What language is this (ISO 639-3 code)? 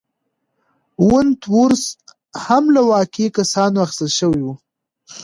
pus